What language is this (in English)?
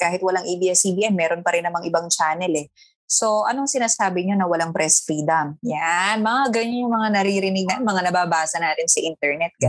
Filipino